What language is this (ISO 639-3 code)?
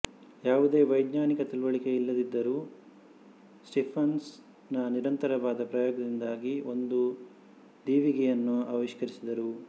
kan